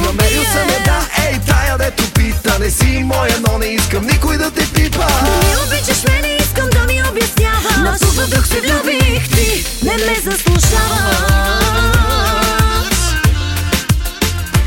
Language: Bulgarian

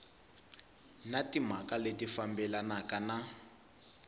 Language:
Tsonga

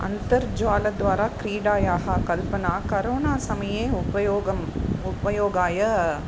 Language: Sanskrit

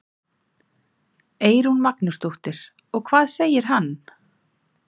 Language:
Icelandic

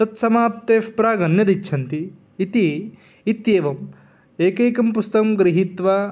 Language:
Sanskrit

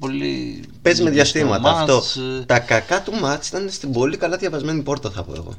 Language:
Greek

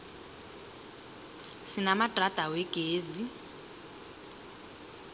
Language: South Ndebele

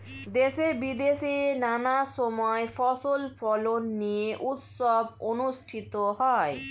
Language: Bangla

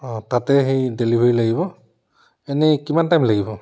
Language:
Assamese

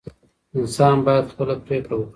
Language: Pashto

